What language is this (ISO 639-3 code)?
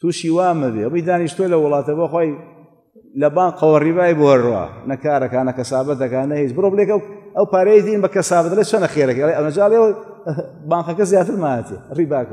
ara